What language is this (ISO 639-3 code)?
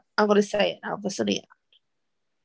cym